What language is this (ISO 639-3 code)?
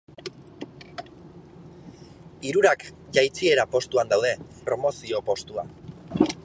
eus